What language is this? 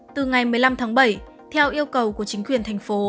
Vietnamese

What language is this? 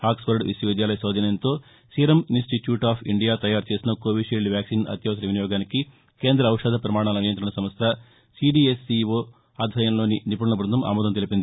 Telugu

